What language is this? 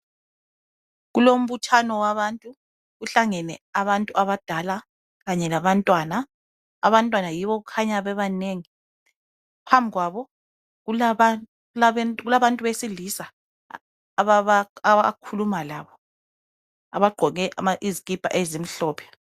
North Ndebele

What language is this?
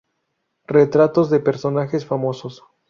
Spanish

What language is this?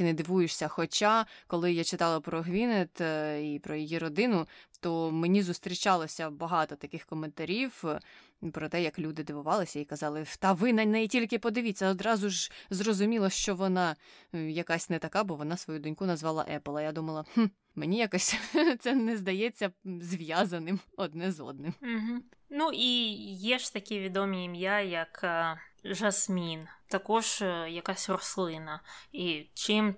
Ukrainian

